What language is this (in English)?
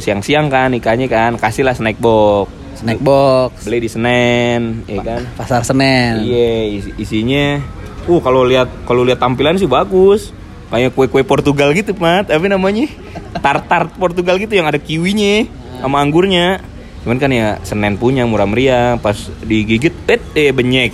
Indonesian